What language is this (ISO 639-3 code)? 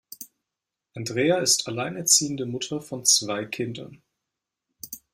deu